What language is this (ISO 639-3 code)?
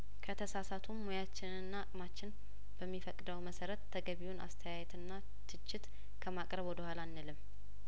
amh